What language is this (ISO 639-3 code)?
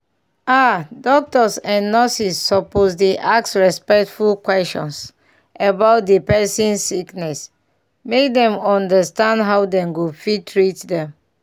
pcm